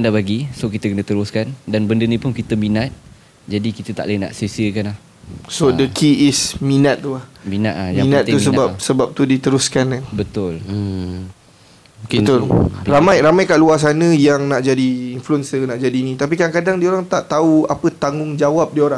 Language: Malay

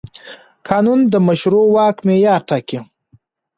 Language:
Pashto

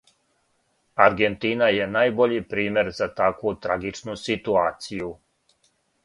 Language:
Serbian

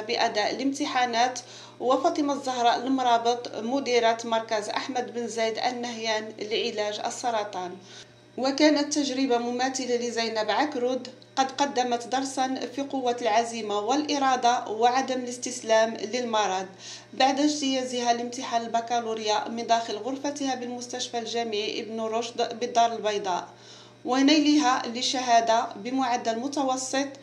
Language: Arabic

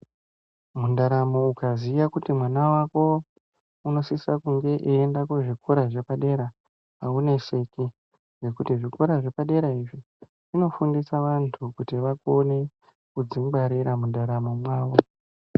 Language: Ndau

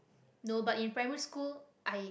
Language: English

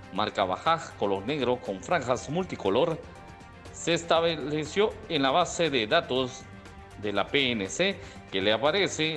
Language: Spanish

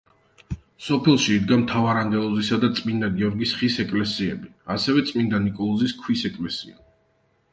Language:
Georgian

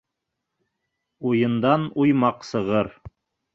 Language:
Bashkir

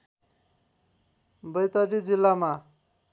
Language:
Nepali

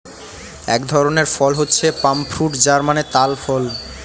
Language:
Bangla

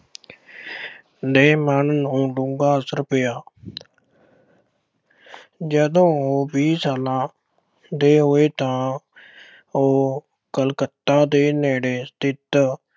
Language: Punjabi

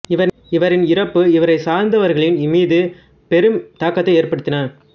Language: Tamil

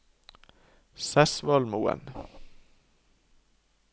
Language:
Norwegian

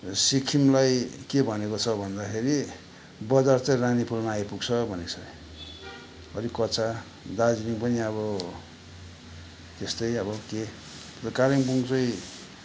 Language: Nepali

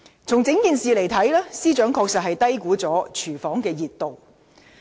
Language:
Cantonese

